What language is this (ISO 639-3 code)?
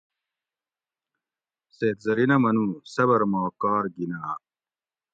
gwc